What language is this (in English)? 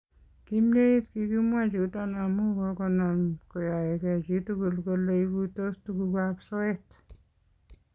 Kalenjin